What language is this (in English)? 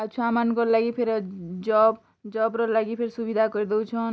Odia